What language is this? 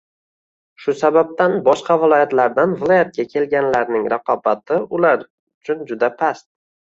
Uzbek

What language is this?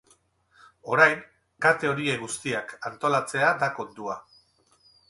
Basque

